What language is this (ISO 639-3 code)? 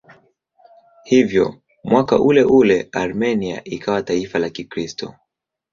swa